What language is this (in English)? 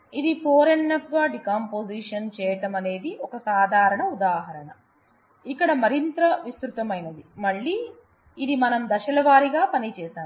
Telugu